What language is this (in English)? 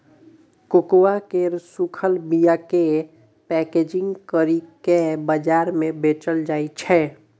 Maithili